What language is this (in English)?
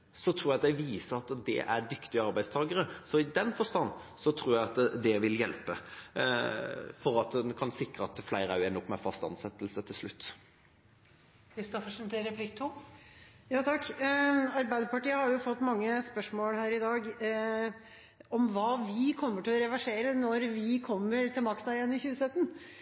Norwegian Bokmål